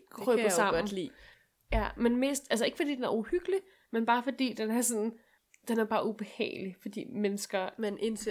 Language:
Danish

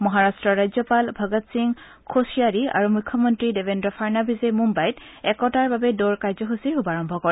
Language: Assamese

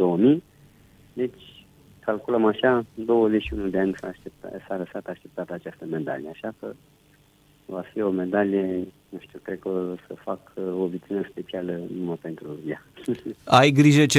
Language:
Romanian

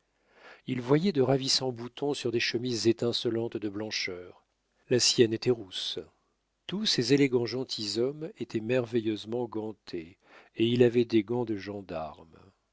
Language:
French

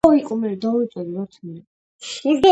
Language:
Georgian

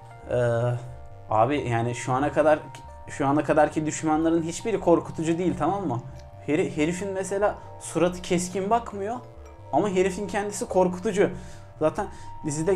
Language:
Turkish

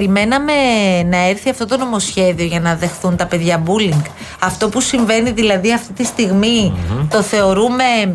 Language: Greek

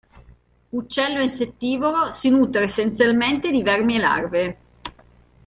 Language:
Italian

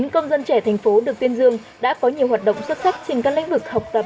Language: Vietnamese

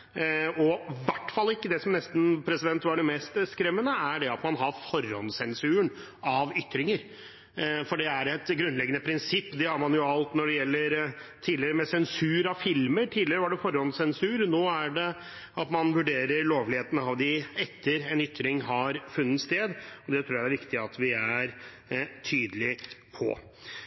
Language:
Norwegian Bokmål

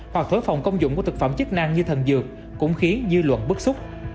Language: Vietnamese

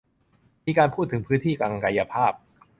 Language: Thai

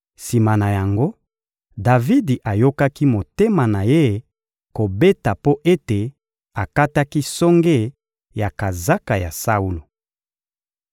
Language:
Lingala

